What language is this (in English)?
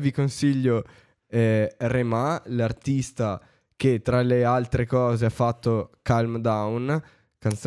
Italian